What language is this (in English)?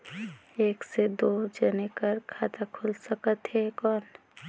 Chhattisgarhi